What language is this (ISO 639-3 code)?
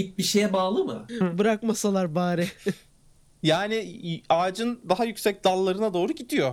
tur